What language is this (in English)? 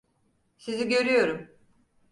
Turkish